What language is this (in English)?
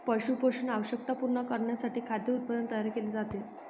Marathi